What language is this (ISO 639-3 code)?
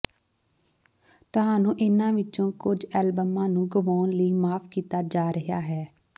pan